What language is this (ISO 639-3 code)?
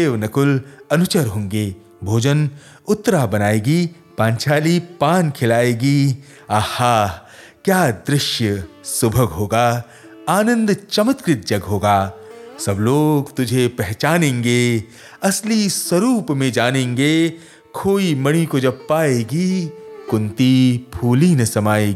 hin